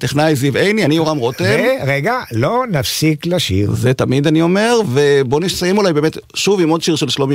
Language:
Hebrew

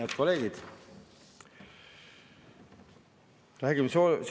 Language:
Estonian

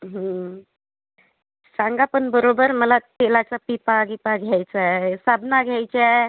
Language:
Marathi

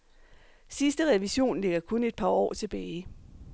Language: Danish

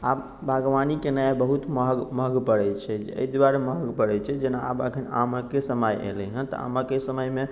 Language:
Maithili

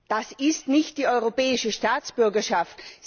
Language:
German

